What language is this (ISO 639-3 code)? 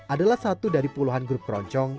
ind